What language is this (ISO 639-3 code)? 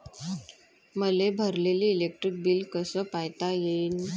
mar